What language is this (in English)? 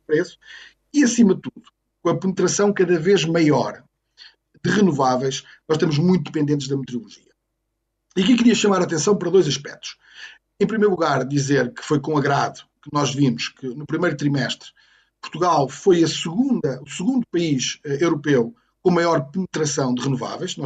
Portuguese